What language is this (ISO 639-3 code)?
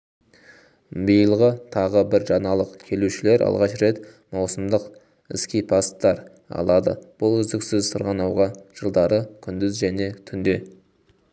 kaz